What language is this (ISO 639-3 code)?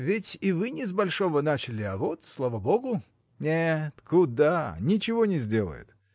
rus